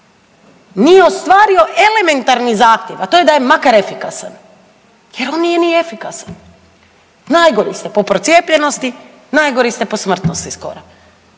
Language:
Croatian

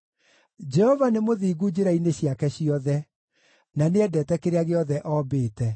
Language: Kikuyu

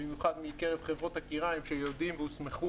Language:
Hebrew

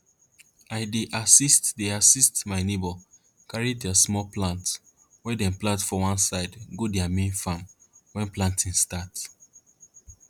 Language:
Nigerian Pidgin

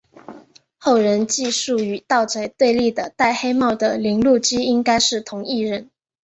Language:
Chinese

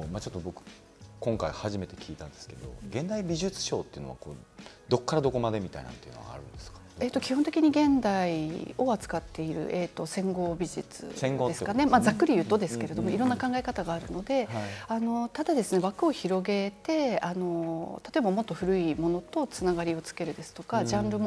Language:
Japanese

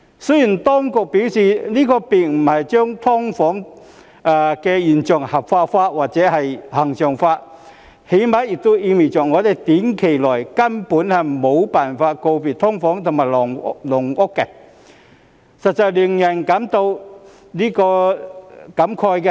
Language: Cantonese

